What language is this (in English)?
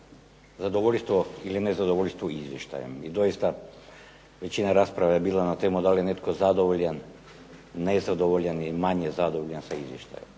Croatian